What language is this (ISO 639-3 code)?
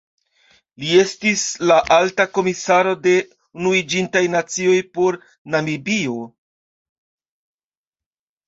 epo